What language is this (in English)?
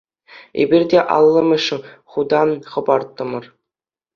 Chuvash